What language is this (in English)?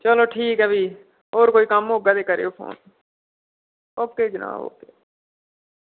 Dogri